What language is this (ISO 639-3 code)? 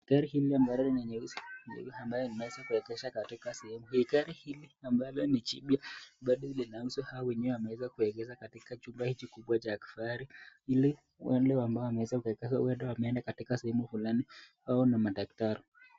swa